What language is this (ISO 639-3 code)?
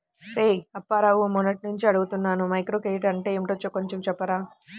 tel